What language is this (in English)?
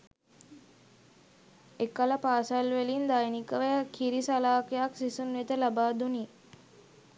Sinhala